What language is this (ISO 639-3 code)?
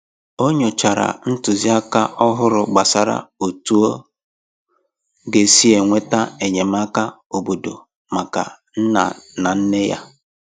ibo